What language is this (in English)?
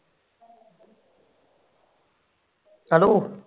Punjabi